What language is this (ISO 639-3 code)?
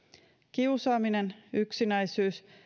fin